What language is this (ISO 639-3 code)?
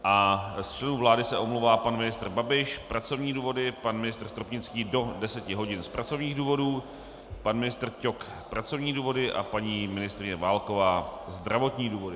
ces